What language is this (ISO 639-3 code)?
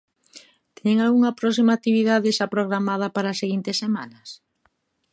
glg